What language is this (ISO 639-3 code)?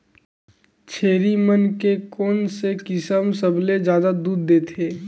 hne